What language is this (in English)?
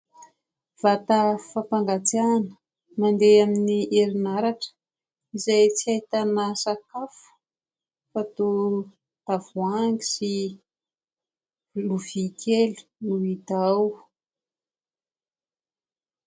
Malagasy